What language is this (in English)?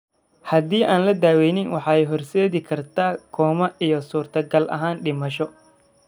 Somali